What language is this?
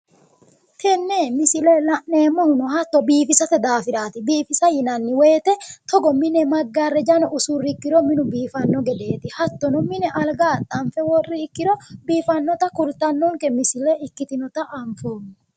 Sidamo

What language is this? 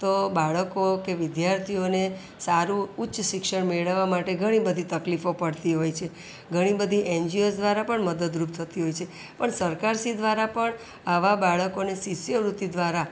Gujarati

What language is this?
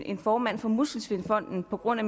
Danish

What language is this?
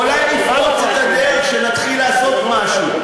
Hebrew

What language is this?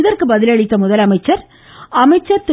Tamil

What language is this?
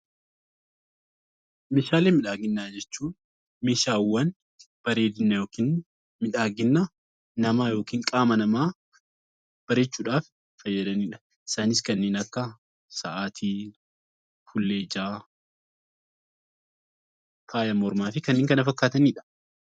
Oromo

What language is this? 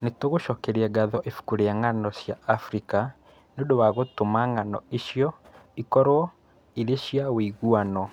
Kikuyu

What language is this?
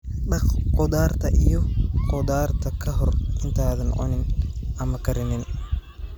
Somali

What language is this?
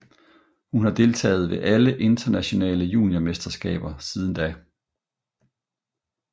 Danish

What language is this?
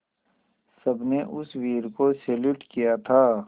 Hindi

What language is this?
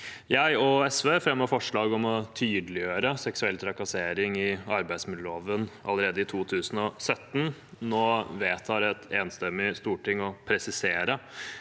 Norwegian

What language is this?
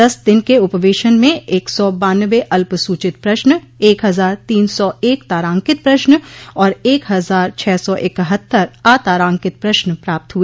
Hindi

